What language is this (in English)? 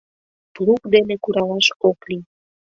Mari